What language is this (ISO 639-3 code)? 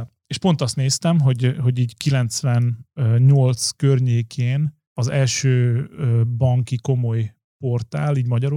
hun